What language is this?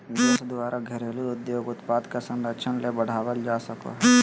Magahi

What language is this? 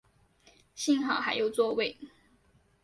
Chinese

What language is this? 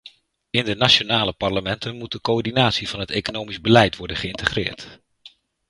Dutch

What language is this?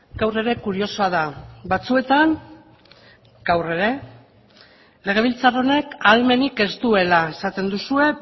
Basque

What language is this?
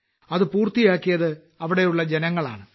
Malayalam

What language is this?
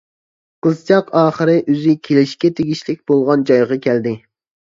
Uyghur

